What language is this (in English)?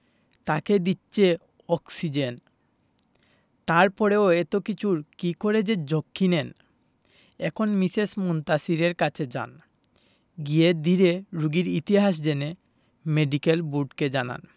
Bangla